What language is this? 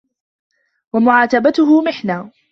Arabic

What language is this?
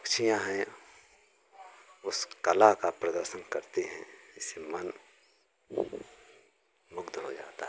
Hindi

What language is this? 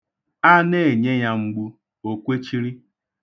Igbo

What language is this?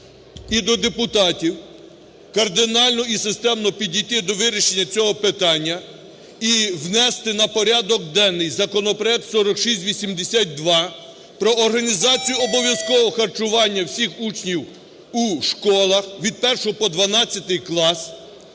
Ukrainian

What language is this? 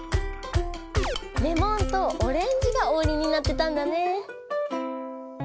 Japanese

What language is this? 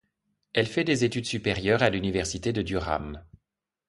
French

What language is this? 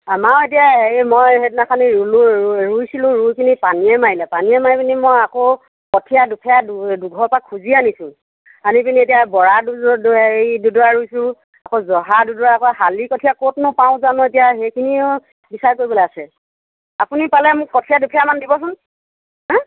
Assamese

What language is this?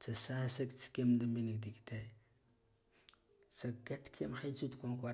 Guduf-Gava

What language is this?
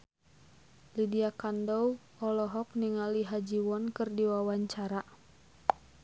Sundanese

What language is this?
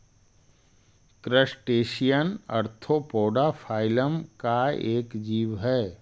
Magahi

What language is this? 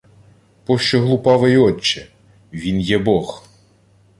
Ukrainian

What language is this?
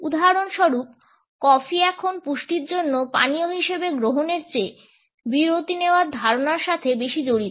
Bangla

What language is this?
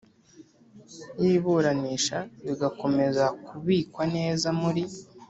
Kinyarwanda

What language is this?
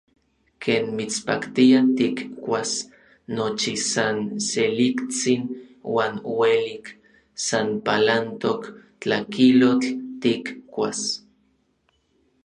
Orizaba Nahuatl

